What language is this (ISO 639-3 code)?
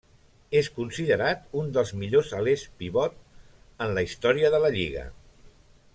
cat